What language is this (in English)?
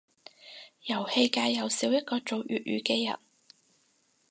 Cantonese